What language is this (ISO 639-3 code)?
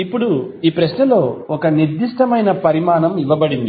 tel